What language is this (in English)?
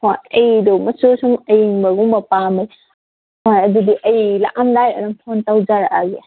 Manipuri